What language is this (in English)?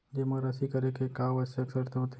Chhattisgarhi